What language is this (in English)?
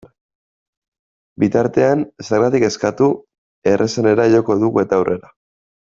Basque